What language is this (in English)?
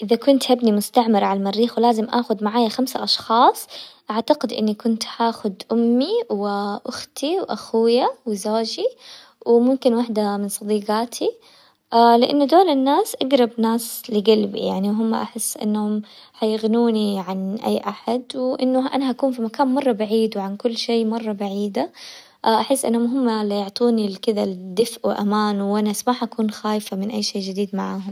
Hijazi Arabic